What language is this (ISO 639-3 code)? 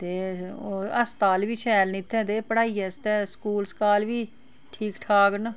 doi